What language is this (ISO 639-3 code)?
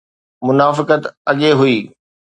snd